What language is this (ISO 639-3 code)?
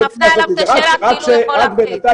heb